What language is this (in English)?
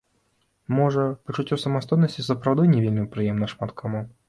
Belarusian